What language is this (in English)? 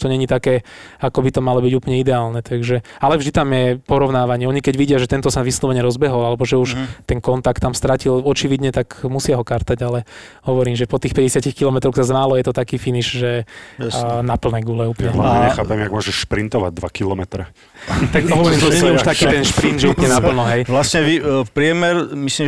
Slovak